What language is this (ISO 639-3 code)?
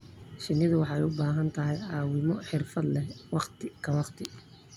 som